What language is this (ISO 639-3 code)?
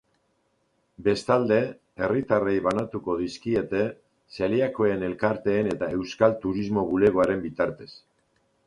eus